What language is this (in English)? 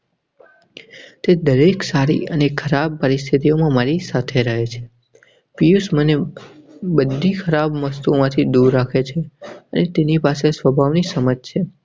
Gujarati